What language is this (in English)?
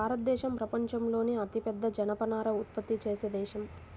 Telugu